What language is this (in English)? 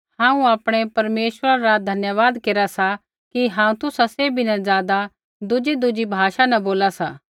Kullu Pahari